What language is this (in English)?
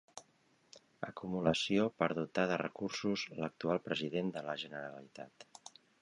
Catalan